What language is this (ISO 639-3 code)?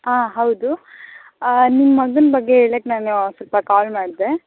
kan